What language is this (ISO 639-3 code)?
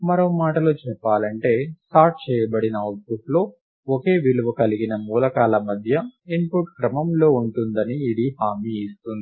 tel